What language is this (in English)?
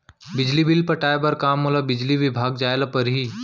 Chhattisgarhi